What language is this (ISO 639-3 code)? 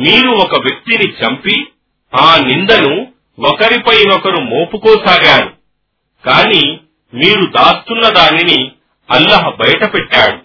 tel